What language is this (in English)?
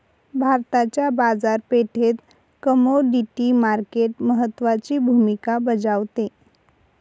Marathi